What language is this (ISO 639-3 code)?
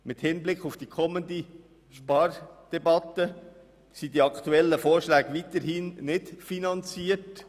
gsw